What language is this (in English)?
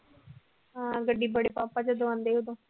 Punjabi